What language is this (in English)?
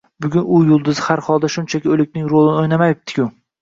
Uzbek